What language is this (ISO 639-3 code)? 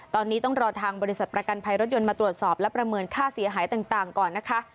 tha